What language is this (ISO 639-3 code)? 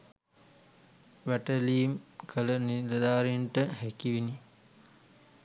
sin